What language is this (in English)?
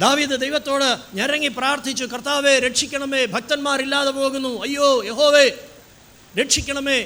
Malayalam